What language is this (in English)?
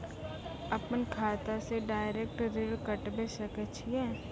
Maithili